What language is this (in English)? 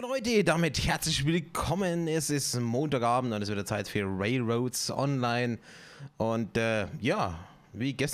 German